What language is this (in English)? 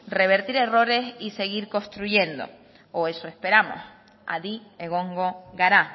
Spanish